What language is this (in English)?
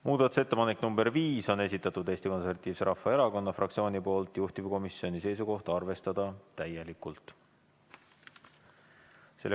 Estonian